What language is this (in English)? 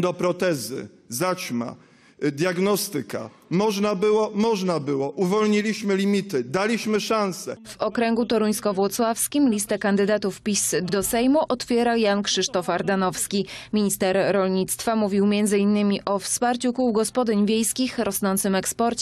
Polish